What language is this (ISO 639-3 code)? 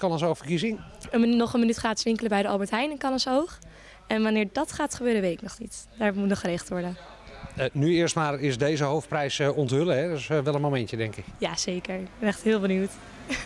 nld